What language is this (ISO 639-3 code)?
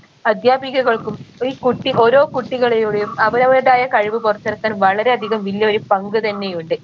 mal